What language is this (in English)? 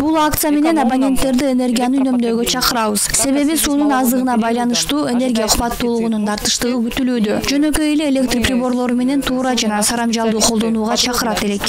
Turkish